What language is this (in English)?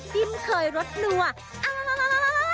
Thai